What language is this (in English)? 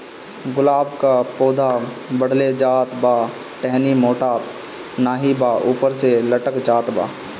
Bhojpuri